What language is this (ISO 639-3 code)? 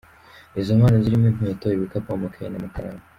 kin